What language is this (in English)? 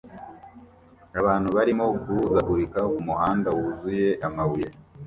Kinyarwanda